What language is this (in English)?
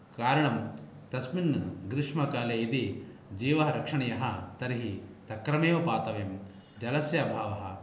Sanskrit